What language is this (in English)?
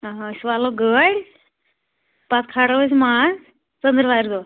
Kashmiri